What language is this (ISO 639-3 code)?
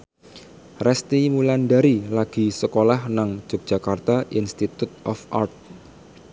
jav